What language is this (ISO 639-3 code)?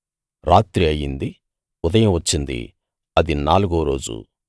tel